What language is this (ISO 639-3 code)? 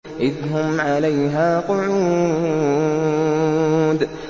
ara